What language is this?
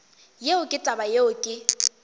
Northern Sotho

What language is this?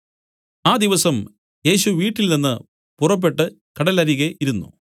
Malayalam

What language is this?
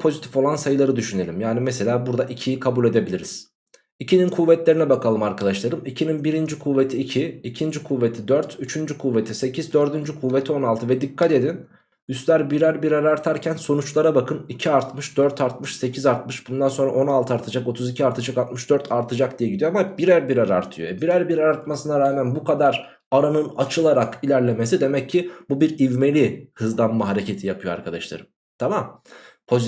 Turkish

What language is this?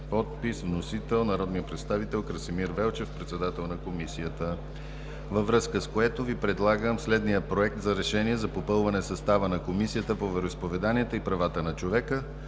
Bulgarian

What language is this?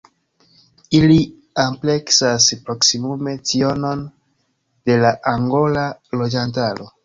Esperanto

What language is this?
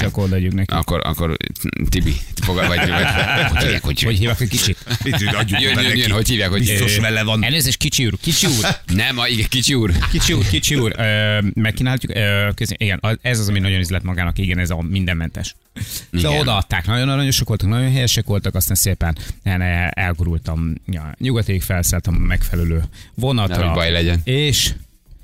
Hungarian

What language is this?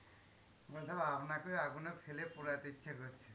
Bangla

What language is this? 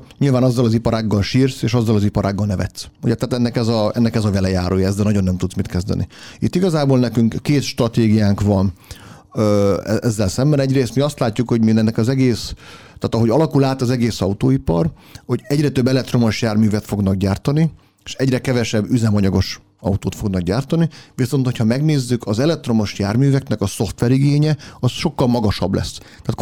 Hungarian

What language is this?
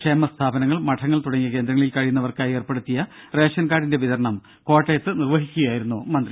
Malayalam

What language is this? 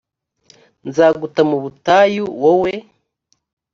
Kinyarwanda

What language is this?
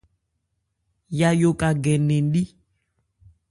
Ebrié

